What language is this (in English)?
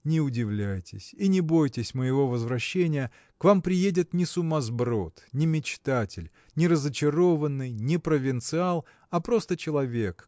Russian